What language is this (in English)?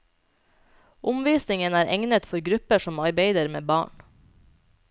Norwegian